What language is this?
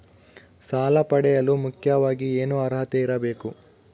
Kannada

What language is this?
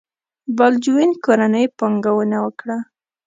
Pashto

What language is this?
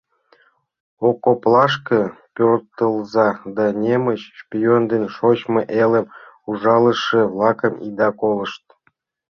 Mari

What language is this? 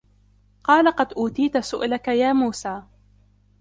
Arabic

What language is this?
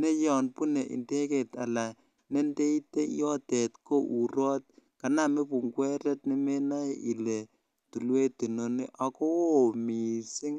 Kalenjin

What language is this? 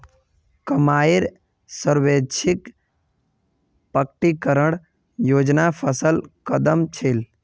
Magahi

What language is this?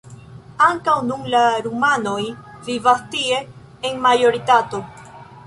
Esperanto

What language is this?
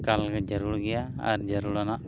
Santali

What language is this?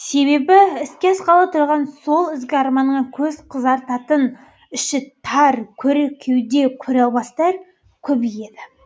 Kazakh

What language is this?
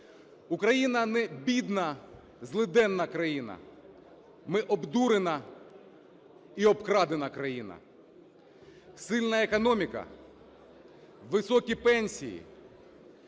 Ukrainian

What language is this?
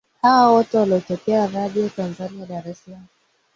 Swahili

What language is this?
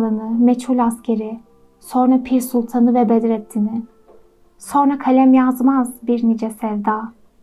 Turkish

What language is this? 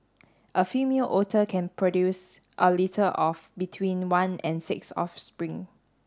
English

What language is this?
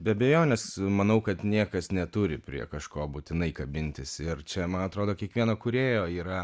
Lithuanian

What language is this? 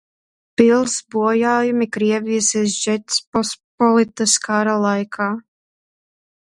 Latvian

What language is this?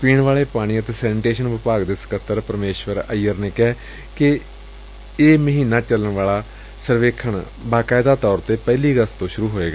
Punjabi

